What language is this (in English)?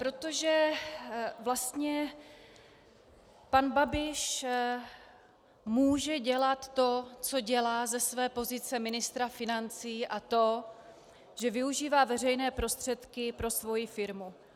Czech